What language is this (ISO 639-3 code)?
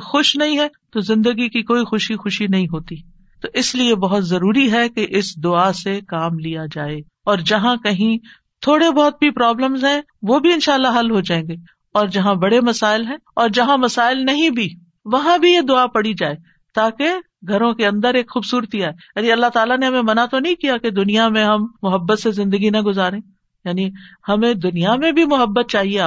urd